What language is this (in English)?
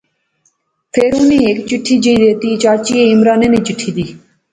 Pahari-Potwari